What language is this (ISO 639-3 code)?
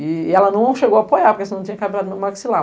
por